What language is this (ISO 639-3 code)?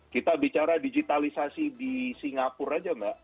ind